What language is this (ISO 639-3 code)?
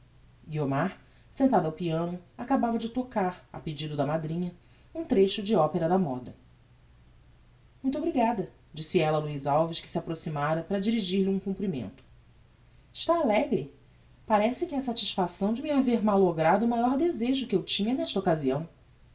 por